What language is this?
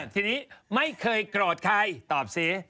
Thai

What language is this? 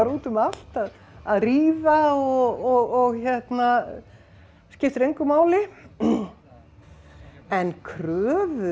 Icelandic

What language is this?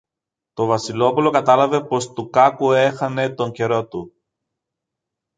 Greek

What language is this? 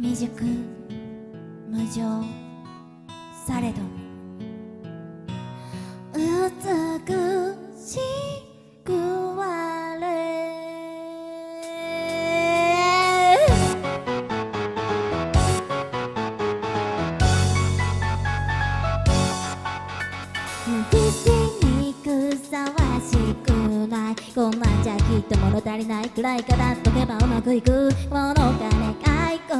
Korean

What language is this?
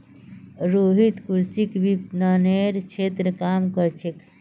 Magahi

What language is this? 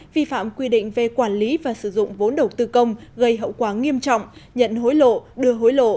Vietnamese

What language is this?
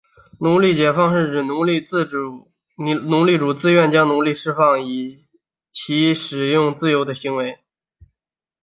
Chinese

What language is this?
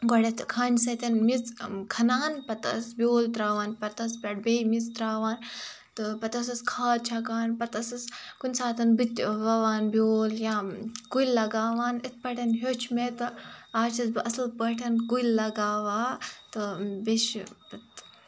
Kashmiri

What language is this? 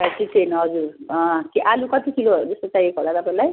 Nepali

